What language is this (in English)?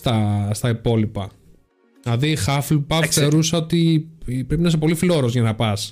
Greek